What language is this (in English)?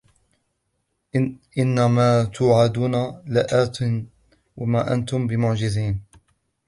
Arabic